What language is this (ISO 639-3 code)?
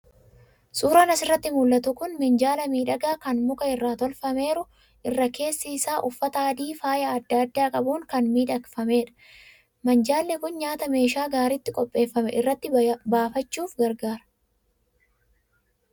orm